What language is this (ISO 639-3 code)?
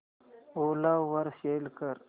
mar